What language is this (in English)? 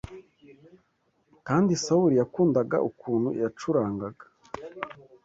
Kinyarwanda